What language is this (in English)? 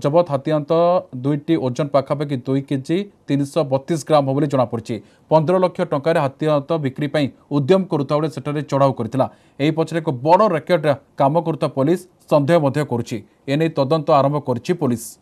Romanian